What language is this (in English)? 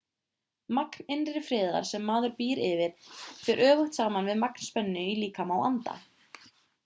Icelandic